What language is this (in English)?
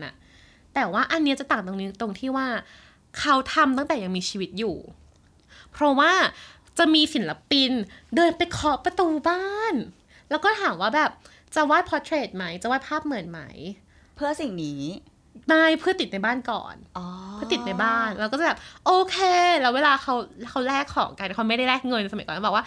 Thai